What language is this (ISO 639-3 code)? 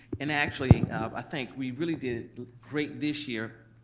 eng